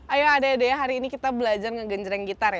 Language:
Indonesian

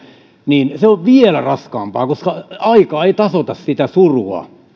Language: Finnish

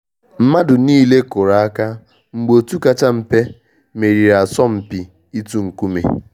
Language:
Igbo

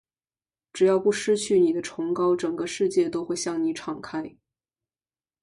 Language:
Chinese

